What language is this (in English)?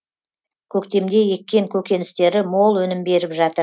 Kazakh